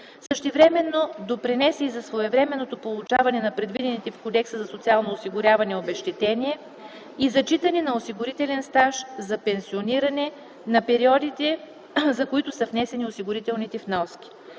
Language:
Bulgarian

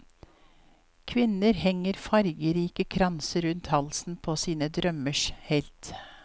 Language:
Norwegian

